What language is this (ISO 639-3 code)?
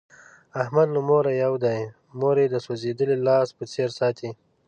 pus